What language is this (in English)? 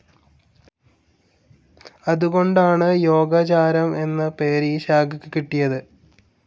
Malayalam